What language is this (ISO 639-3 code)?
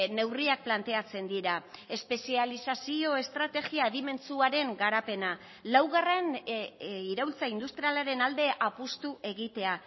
eus